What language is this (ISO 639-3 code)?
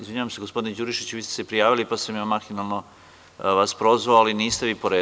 srp